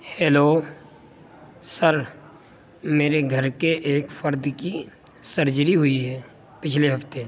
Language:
Urdu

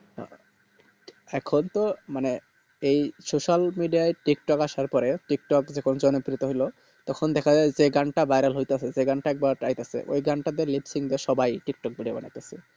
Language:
Bangla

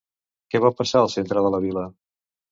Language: Catalan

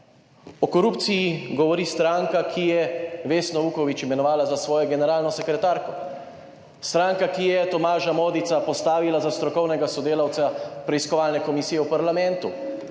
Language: Slovenian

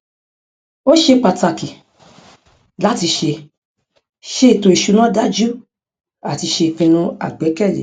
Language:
Yoruba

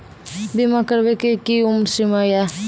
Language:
Maithili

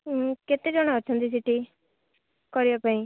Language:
Odia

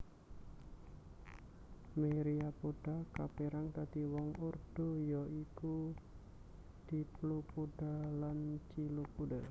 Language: Javanese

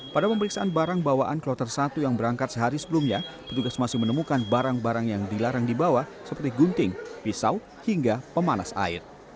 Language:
Indonesian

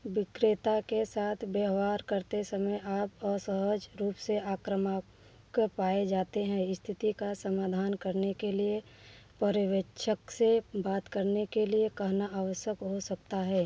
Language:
Hindi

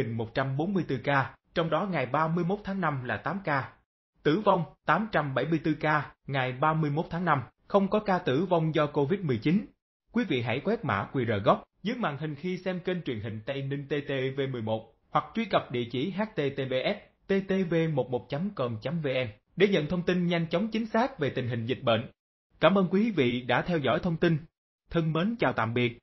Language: Vietnamese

